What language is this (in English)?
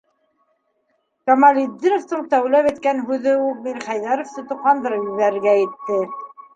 Bashkir